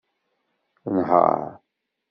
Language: Kabyle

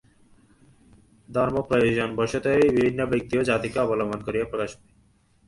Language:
Bangla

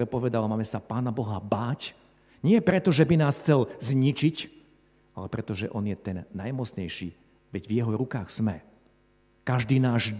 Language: Slovak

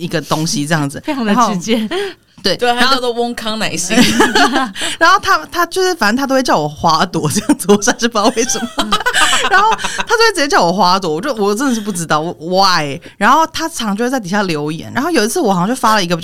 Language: Chinese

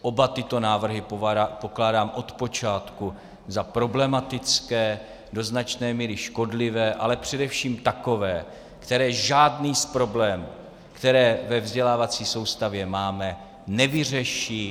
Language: Czech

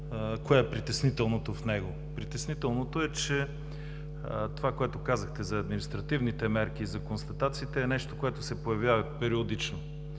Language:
Bulgarian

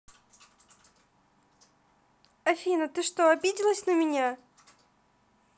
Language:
Russian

